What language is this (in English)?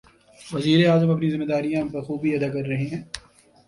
Urdu